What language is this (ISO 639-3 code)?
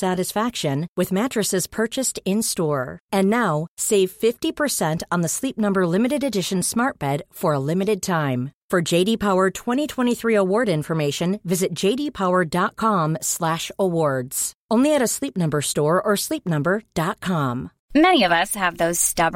fra